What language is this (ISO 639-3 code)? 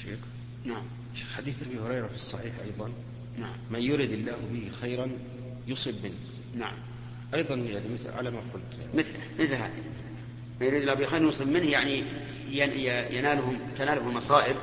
ara